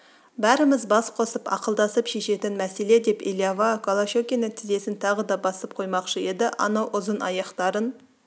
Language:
Kazakh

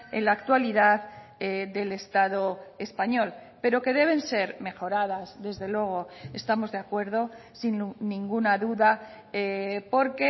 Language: Spanish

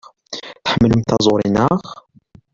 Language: Kabyle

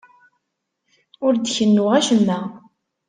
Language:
Kabyle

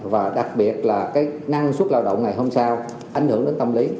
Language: Vietnamese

